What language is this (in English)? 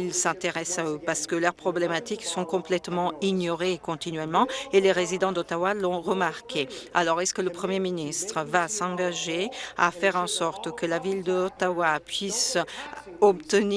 French